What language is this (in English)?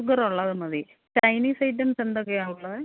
Malayalam